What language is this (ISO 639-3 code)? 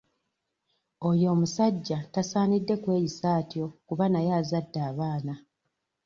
lug